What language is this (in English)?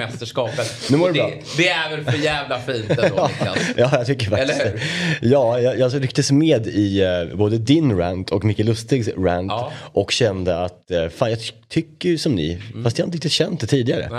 Swedish